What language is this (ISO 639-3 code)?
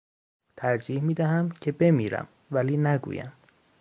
fas